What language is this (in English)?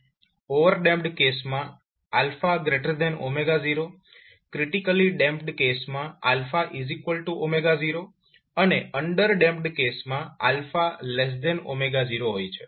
Gujarati